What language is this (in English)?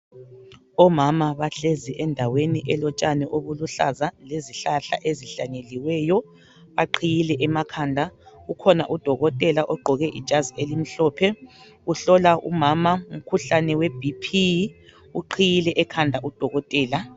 North Ndebele